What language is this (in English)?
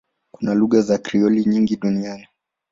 Swahili